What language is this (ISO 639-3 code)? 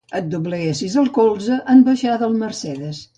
cat